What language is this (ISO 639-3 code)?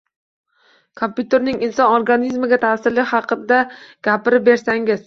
uzb